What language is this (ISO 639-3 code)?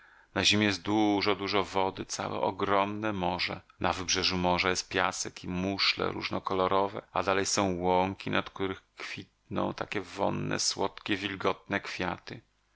pol